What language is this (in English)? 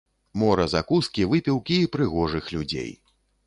Belarusian